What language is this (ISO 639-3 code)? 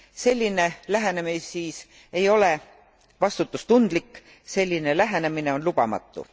est